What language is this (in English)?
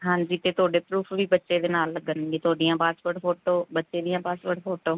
Punjabi